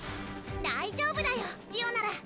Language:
Japanese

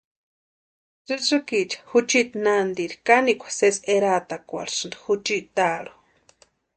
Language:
Western Highland Purepecha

